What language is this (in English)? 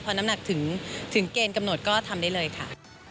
Thai